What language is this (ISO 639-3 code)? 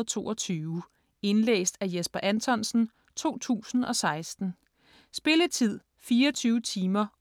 dan